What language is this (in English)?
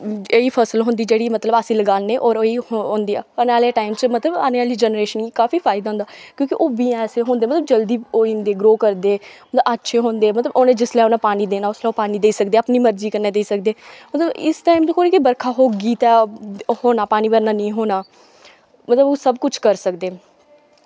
Dogri